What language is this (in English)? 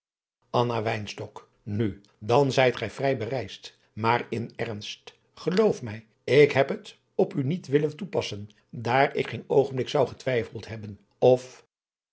Dutch